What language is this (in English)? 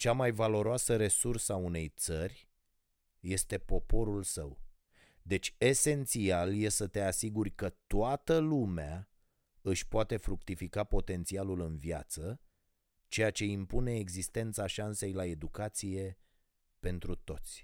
Romanian